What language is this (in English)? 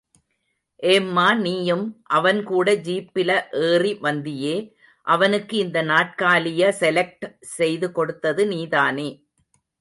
Tamil